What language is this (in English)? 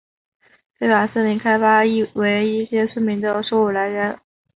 Chinese